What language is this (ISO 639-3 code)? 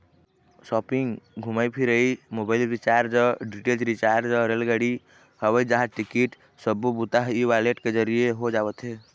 hne